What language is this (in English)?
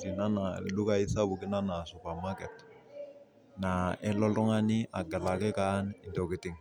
Masai